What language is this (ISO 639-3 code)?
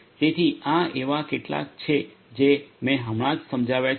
guj